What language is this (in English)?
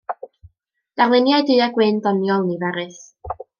Welsh